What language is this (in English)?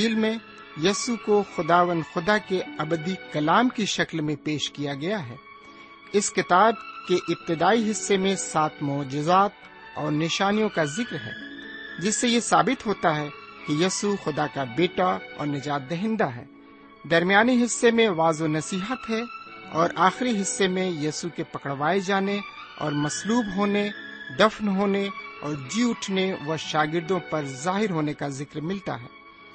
Urdu